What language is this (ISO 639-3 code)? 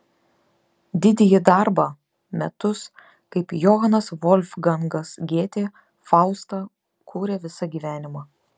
lit